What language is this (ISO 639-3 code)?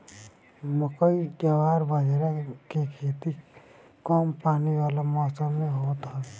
bho